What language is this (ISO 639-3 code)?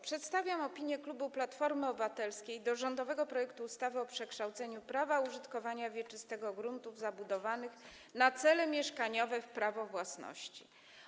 pol